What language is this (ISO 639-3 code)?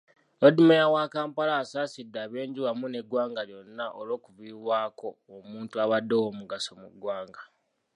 lug